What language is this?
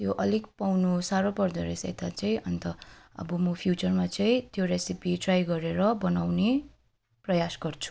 Nepali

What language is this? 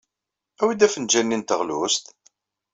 Kabyle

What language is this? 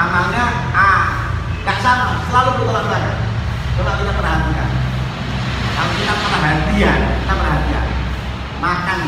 Indonesian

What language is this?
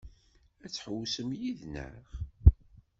Kabyle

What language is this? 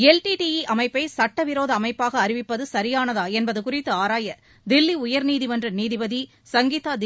Tamil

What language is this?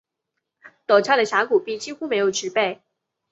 Chinese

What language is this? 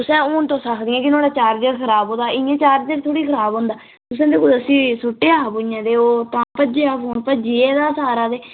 Dogri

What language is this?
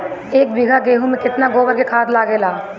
Bhojpuri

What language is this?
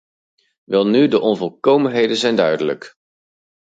Dutch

